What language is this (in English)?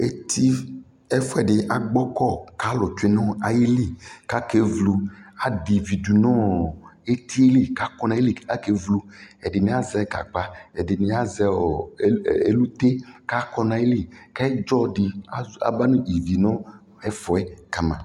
Ikposo